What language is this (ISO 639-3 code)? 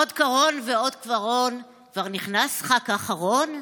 heb